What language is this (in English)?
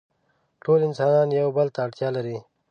Pashto